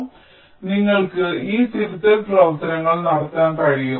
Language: Malayalam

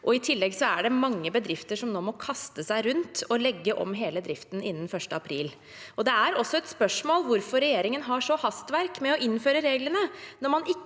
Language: Norwegian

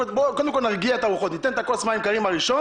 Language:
Hebrew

